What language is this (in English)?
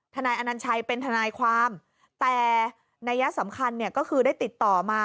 Thai